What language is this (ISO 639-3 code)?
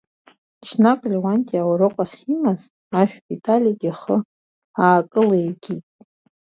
abk